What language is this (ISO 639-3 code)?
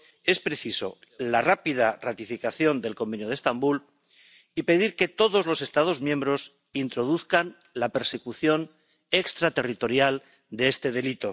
spa